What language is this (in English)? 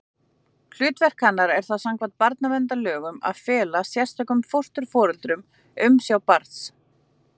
Icelandic